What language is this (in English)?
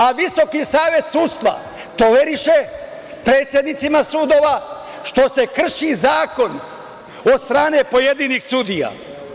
Serbian